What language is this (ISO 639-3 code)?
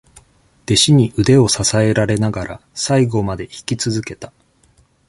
jpn